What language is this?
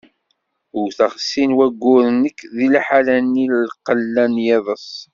Kabyle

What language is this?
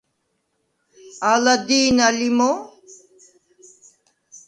Svan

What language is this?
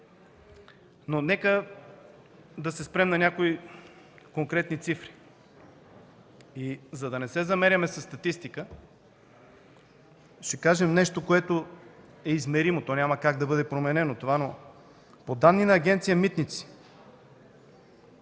Bulgarian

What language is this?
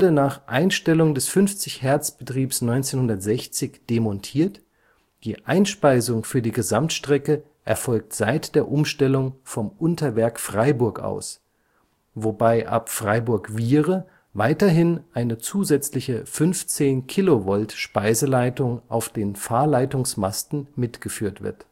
German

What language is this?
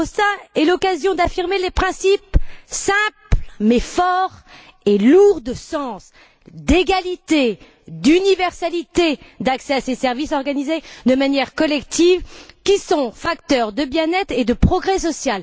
French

